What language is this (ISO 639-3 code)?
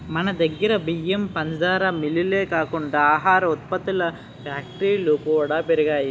tel